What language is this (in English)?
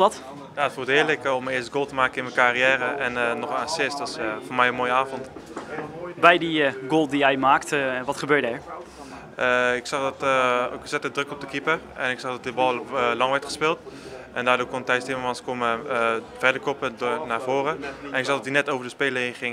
Dutch